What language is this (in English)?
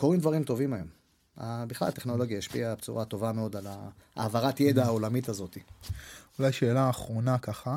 Hebrew